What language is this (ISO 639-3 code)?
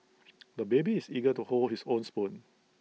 eng